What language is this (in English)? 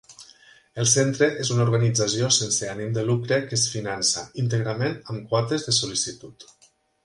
Catalan